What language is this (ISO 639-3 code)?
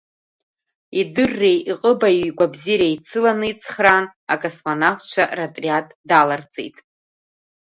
abk